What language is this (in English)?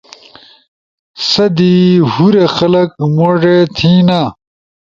Ushojo